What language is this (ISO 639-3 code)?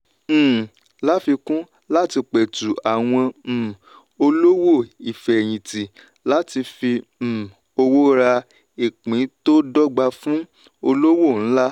yor